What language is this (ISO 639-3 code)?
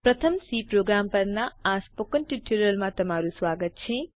guj